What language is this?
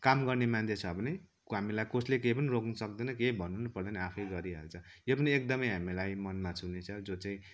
Nepali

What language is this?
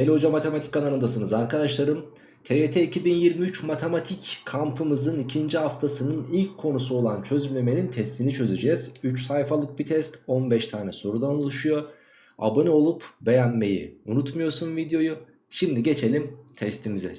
Turkish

